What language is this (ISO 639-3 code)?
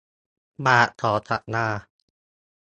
tha